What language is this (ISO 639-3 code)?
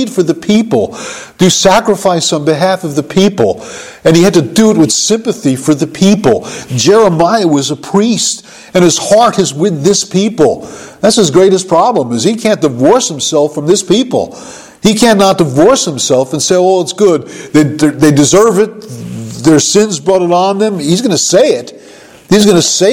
eng